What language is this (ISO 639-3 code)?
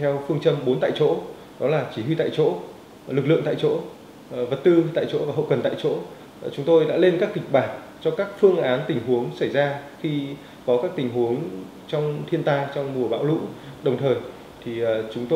vie